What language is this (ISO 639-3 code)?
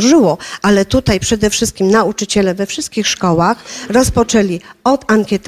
pol